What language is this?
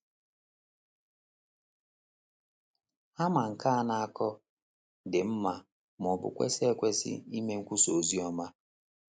Igbo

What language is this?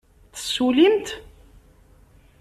Kabyle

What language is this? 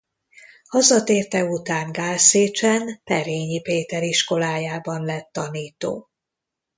Hungarian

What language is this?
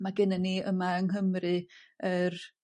Welsh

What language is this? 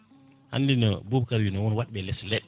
Fula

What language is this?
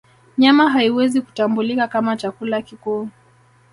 Swahili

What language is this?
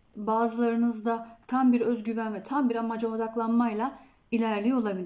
Turkish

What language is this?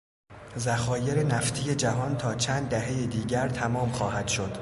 Persian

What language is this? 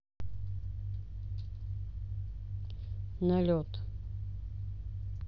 Russian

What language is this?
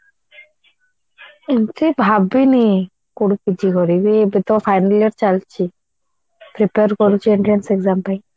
Odia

